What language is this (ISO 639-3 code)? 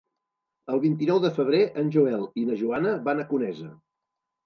cat